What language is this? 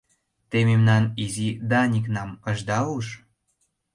Mari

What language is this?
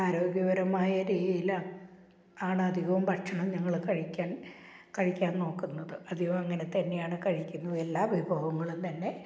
Malayalam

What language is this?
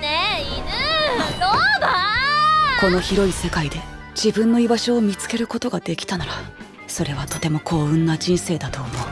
Japanese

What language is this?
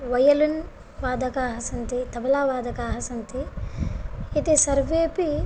Sanskrit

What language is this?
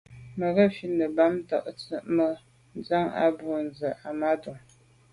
Medumba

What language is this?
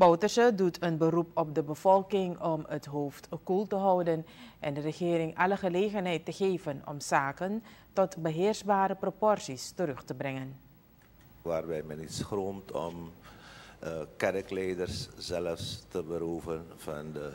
Dutch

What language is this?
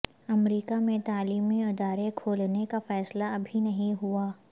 Urdu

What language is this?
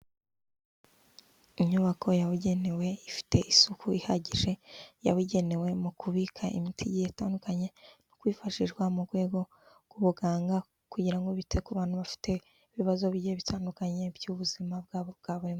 Kinyarwanda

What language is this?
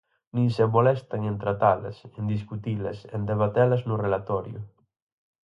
Galician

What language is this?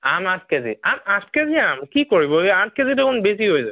Assamese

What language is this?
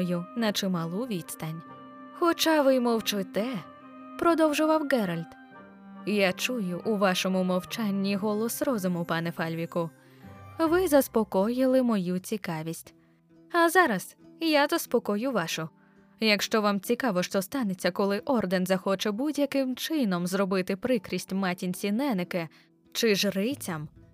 Ukrainian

